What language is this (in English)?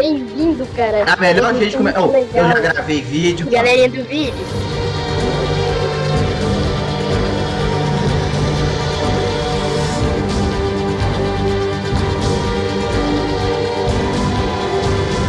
Portuguese